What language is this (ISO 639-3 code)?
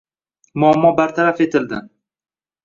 uzb